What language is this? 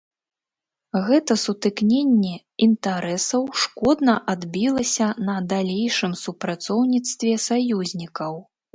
Belarusian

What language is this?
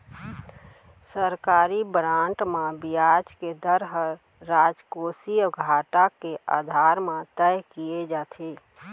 Chhattisgarhi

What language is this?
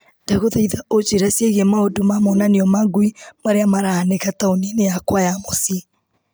Kikuyu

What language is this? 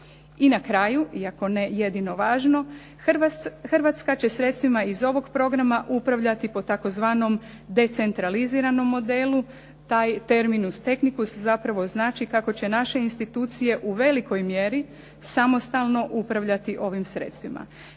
Croatian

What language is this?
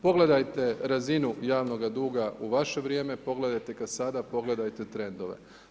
Croatian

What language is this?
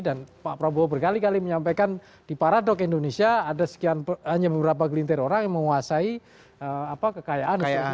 Indonesian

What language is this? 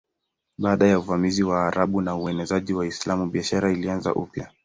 Swahili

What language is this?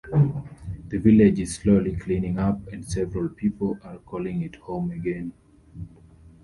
English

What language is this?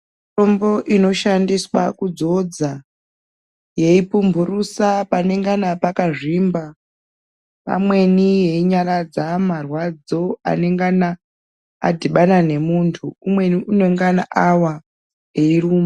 Ndau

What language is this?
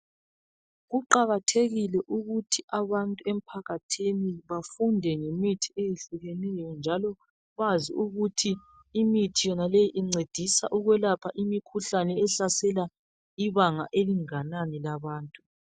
North Ndebele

